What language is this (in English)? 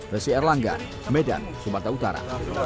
Indonesian